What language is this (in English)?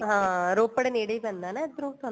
Punjabi